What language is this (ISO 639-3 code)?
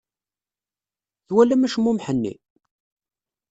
kab